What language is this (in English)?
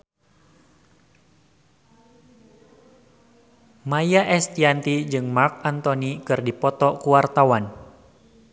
Sundanese